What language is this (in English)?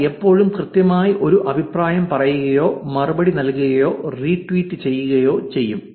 Malayalam